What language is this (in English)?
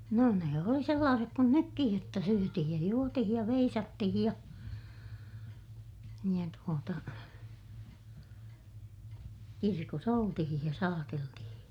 Finnish